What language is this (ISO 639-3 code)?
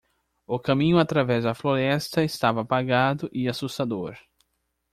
por